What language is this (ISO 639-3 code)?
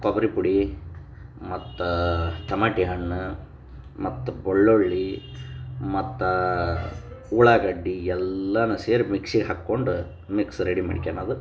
kan